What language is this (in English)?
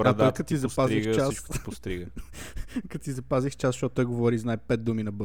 Bulgarian